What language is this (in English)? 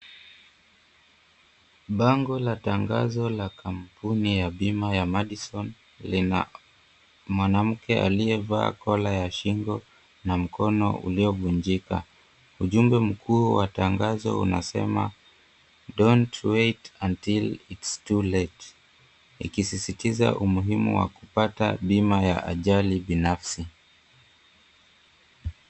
Swahili